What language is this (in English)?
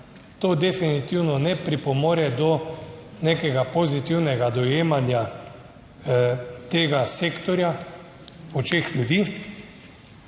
Slovenian